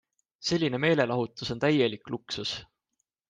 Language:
Estonian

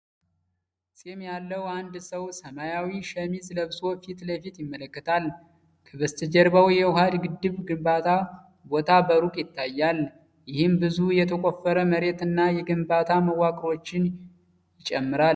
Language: Amharic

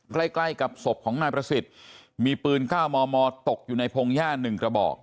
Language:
Thai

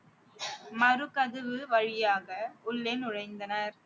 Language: Tamil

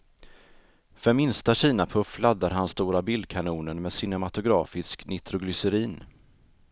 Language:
Swedish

